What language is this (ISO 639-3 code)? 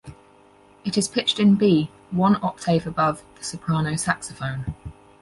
eng